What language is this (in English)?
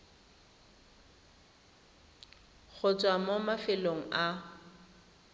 Tswana